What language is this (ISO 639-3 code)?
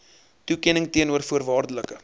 afr